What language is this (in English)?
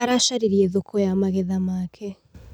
Kikuyu